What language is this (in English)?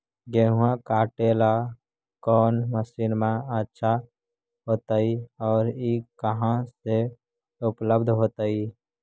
Magahi